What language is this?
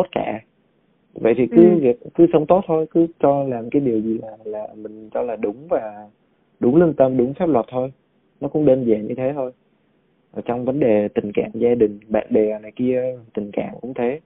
Vietnamese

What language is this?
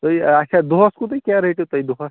Kashmiri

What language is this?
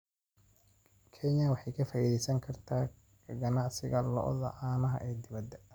Somali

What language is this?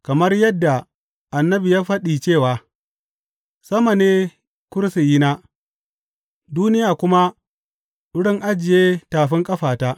Hausa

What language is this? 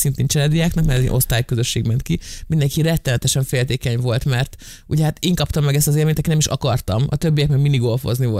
Hungarian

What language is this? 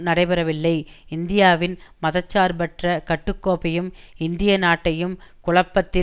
Tamil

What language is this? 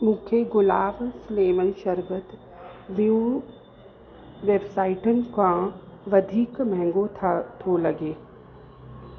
Sindhi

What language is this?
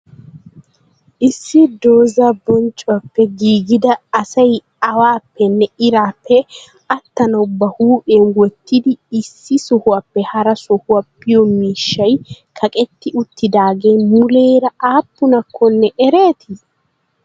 Wolaytta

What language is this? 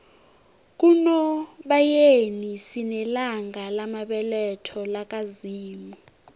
South Ndebele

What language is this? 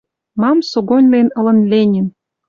Western Mari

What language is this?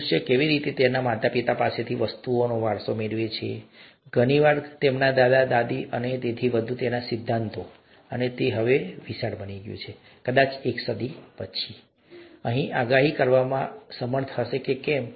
Gujarati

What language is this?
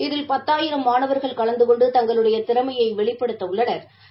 Tamil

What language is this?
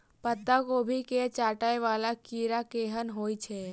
Maithili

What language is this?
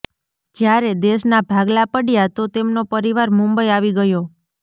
Gujarati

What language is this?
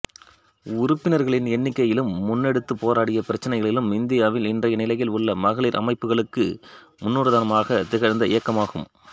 Tamil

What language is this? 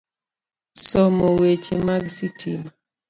Luo (Kenya and Tanzania)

